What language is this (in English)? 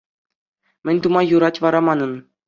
Chuvash